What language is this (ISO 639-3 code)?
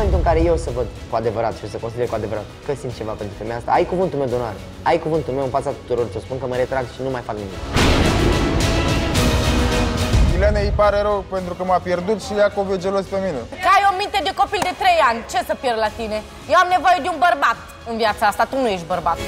ron